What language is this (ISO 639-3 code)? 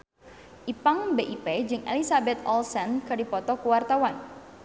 sun